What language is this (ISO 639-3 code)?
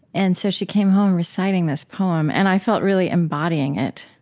eng